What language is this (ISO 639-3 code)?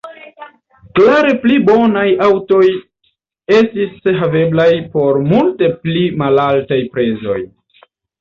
epo